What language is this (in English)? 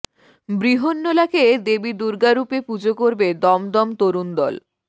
Bangla